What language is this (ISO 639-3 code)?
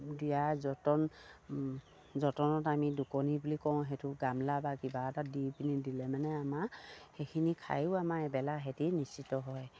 asm